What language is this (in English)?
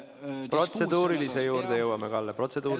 Estonian